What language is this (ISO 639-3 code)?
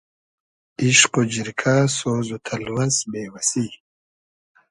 haz